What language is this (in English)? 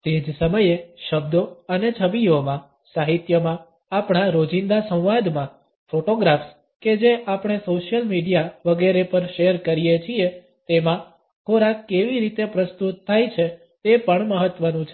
Gujarati